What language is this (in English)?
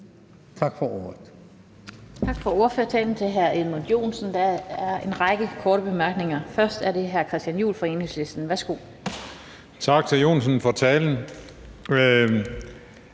Danish